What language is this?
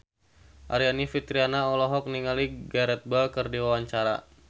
Sundanese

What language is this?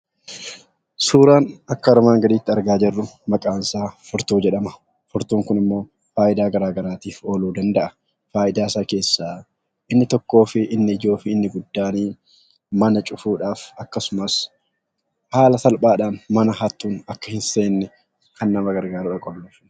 Oromo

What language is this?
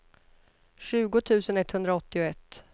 Swedish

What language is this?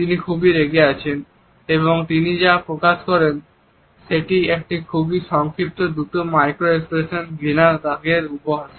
Bangla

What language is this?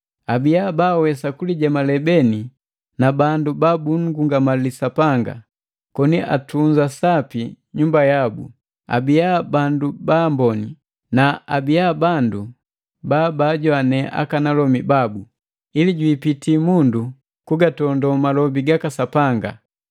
Matengo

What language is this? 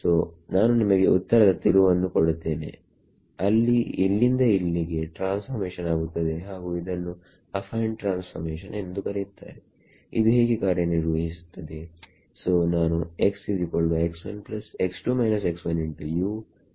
Kannada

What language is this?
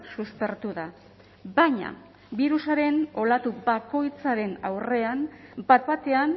Basque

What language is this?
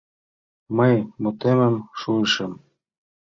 Mari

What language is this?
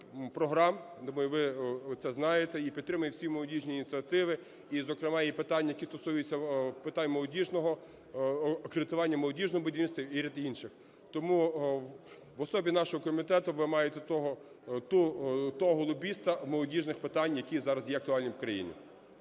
Ukrainian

